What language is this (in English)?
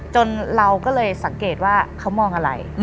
Thai